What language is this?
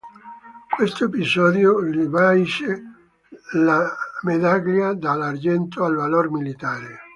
Italian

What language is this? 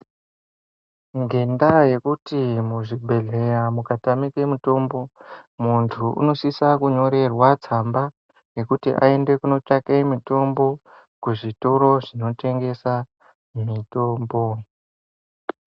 Ndau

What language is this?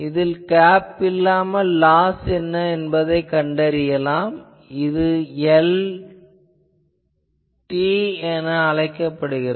Tamil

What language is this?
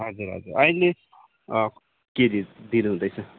Nepali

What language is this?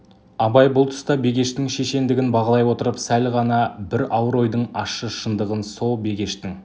Kazakh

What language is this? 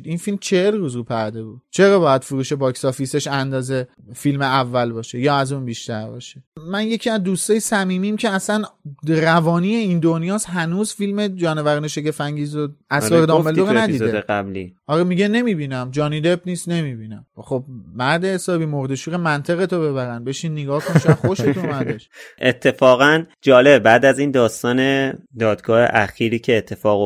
Persian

